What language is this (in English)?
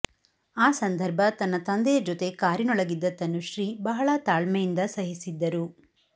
Kannada